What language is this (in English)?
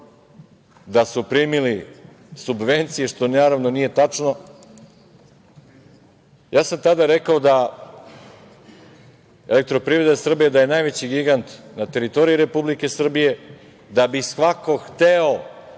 Serbian